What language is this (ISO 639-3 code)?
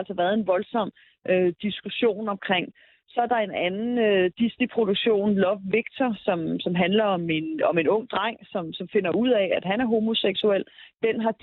dan